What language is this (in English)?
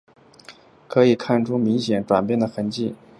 Chinese